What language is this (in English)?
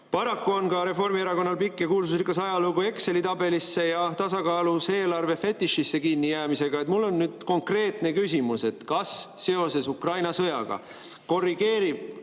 Estonian